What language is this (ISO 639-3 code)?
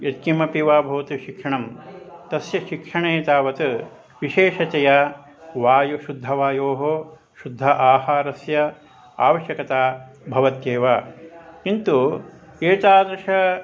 san